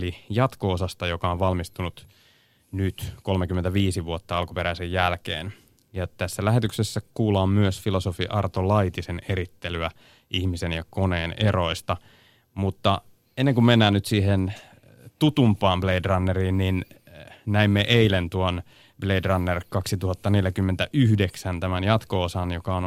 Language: Finnish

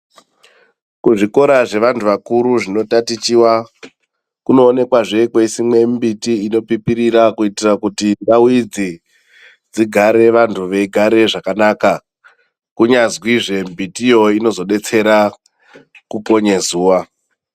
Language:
Ndau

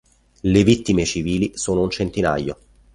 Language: Italian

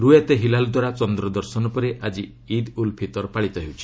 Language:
Odia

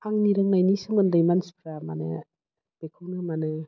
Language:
Bodo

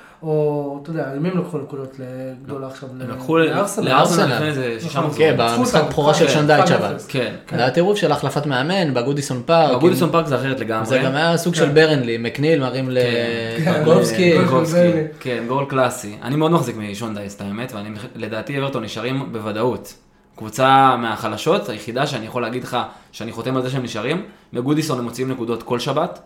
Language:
Hebrew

